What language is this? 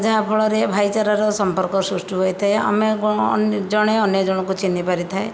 Odia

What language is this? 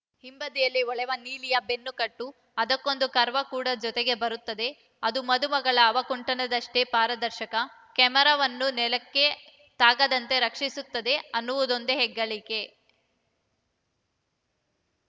Kannada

